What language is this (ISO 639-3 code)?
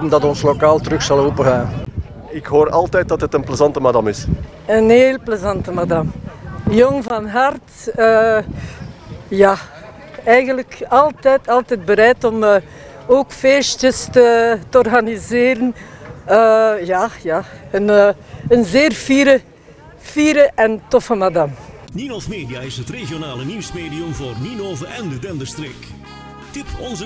nld